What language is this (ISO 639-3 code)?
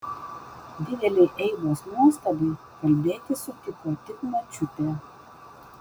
lit